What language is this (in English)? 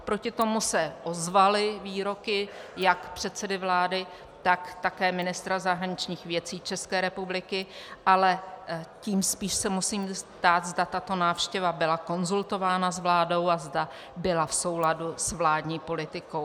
Czech